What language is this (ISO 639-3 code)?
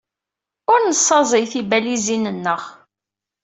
kab